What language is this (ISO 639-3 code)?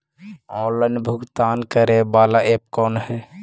mag